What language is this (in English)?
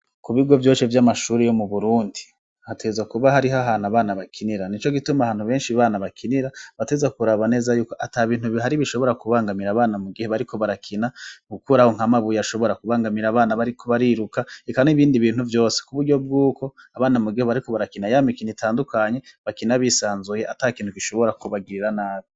Rundi